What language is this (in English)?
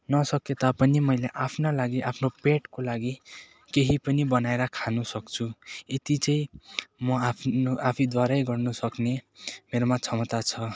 Nepali